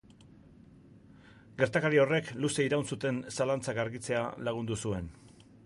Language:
Basque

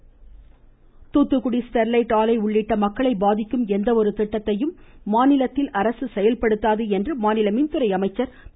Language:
Tamil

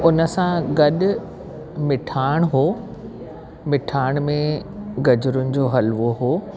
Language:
Sindhi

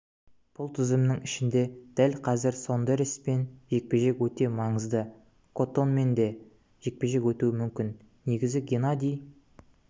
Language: Kazakh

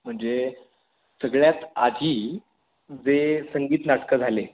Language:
Marathi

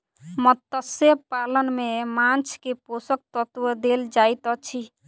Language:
Maithili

